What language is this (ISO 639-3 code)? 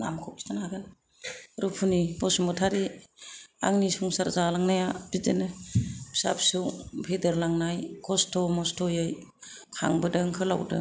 brx